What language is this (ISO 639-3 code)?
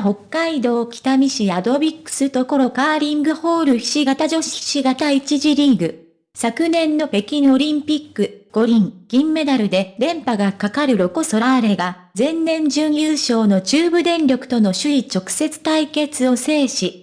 jpn